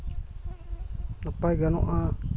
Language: Santali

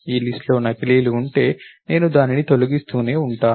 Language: Telugu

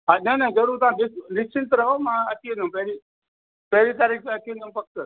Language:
Sindhi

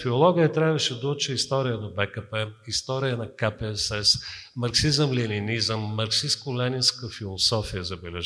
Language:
Bulgarian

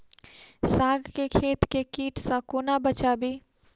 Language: Maithili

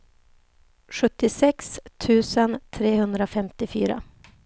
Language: Swedish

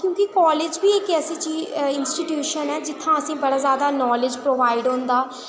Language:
Dogri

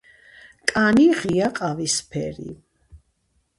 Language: Georgian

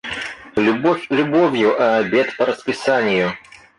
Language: Russian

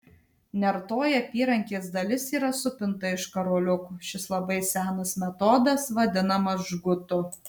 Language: Lithuanian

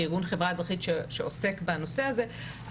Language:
Hebrew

